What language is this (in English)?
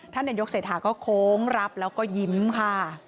Thai